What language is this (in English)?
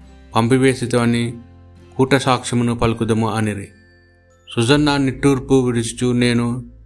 Telugu